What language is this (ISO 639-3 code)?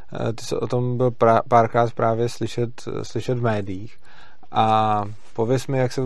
ces